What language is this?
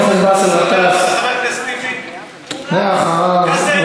Hebrew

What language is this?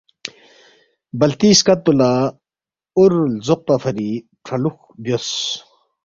Balti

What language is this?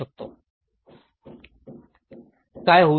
Marathi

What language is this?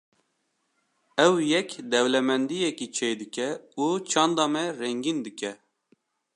Kurdish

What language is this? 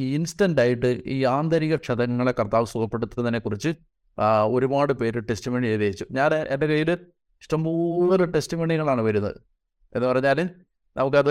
Malayalam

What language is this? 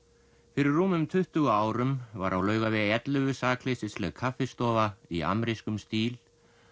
Icelandic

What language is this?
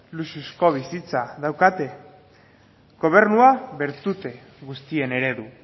Basque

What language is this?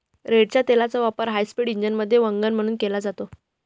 Marathi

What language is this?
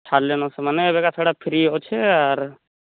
Odia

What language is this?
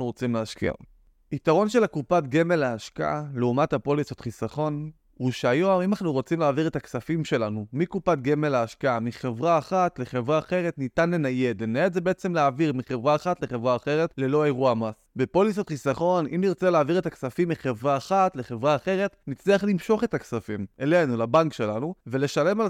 Hebrew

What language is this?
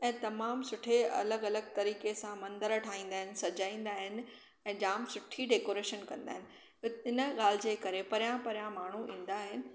Sindhi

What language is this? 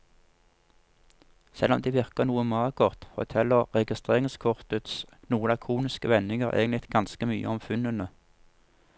Norwegian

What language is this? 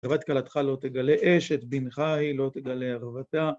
Hebrew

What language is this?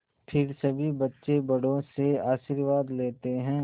Hindi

